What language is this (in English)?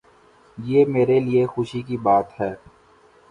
Urdu